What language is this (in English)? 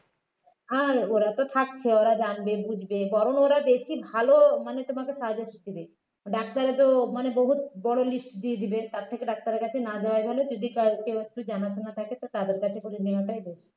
Bangla